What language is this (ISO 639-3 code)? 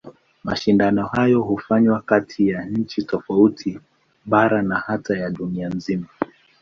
swa